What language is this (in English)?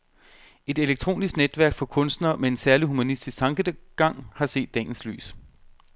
Danish